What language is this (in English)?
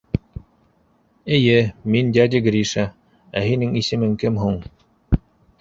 Bashkir